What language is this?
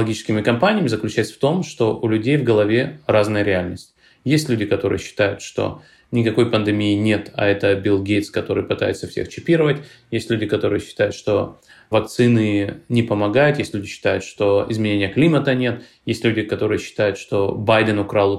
Russian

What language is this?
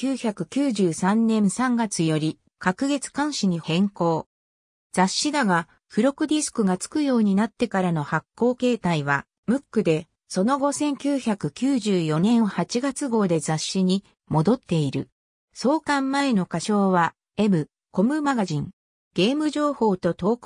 Japanese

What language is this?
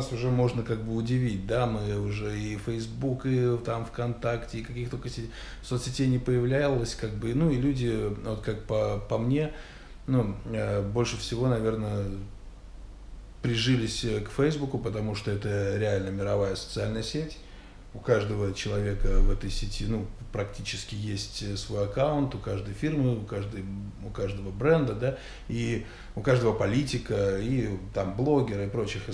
Russian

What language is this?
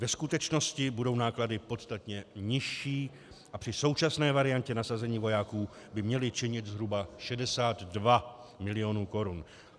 Czech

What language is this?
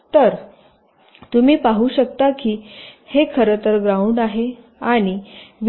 Marathi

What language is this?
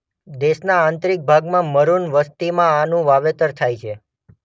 Gujarati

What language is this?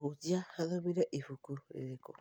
Kikuyu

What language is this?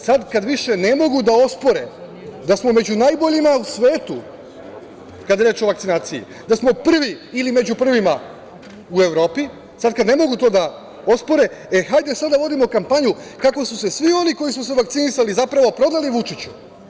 Serbian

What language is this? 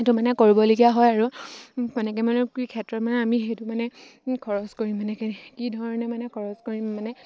Assamese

